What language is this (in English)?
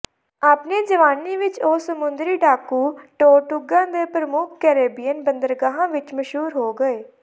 Punjabi